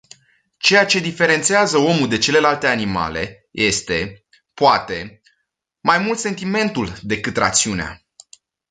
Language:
Romanian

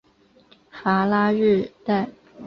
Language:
Chinese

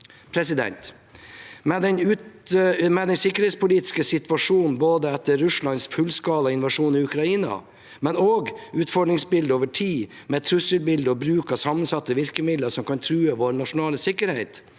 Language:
Norwegian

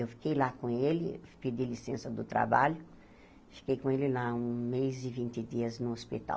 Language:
Portuguese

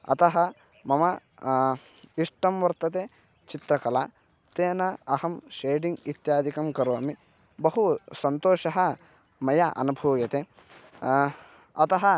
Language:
Sanskrit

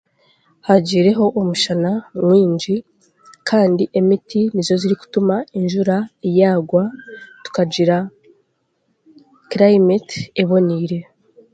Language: Chiga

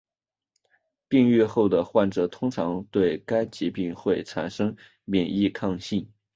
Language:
Chinese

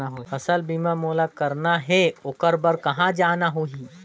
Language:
Chhattisgarhi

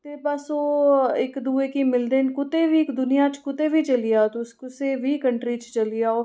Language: Dogri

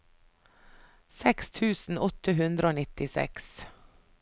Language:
Norwegian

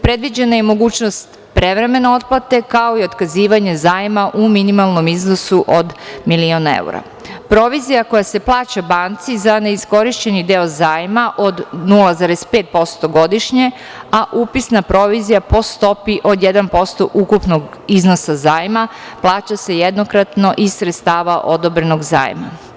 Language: Serbian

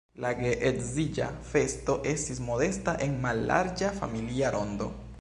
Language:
Esperanto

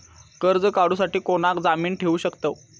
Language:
Marathi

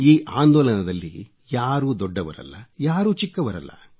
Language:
Kannada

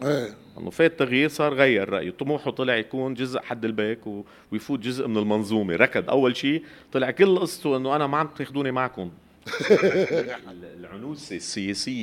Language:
Arabic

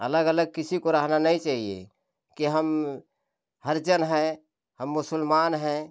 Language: Hindi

